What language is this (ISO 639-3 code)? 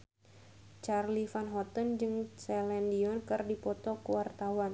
sun